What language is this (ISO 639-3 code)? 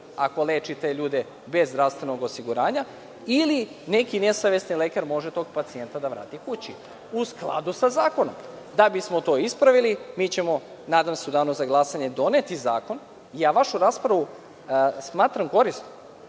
srp